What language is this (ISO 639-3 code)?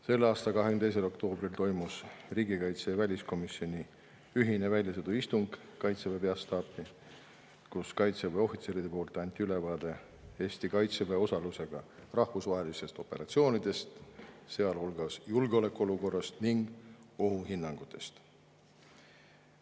est